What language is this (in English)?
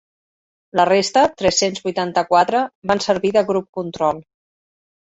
Catalan